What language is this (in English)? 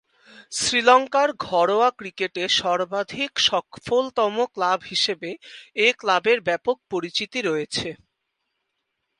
Bangla